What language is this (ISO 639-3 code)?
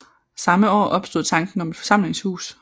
dan